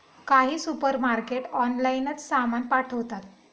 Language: Marathi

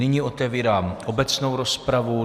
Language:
Czech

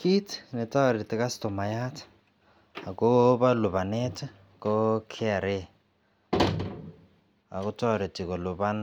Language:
Kalenjin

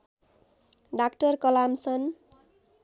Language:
Nepali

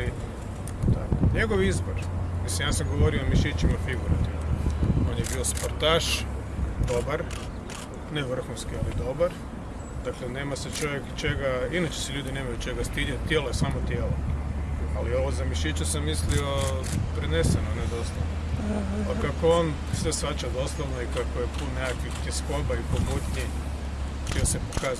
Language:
Croatian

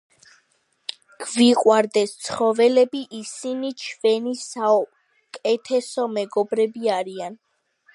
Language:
Georgian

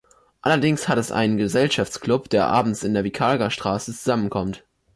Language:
German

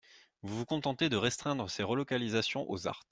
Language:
French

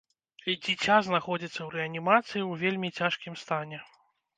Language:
Belarusian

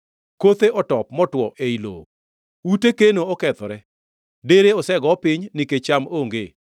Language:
Luo (Kenya and Tanzania)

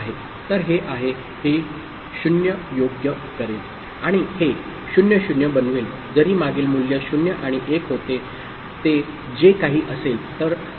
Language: Marathi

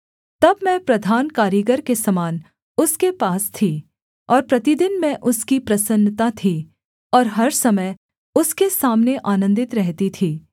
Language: Hindi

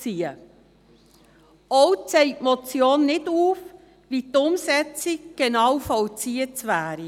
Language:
Swiss German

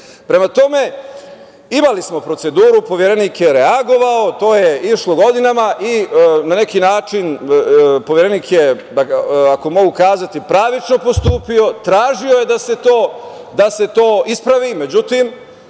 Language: Serbian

